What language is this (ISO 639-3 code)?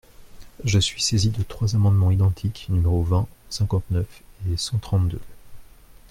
fra